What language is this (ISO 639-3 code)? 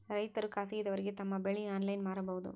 kan